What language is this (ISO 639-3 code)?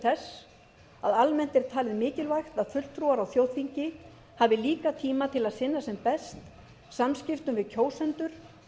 isl